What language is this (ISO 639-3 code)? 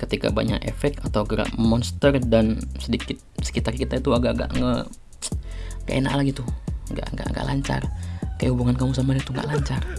ind